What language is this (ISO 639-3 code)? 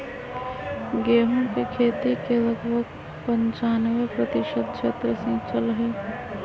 mag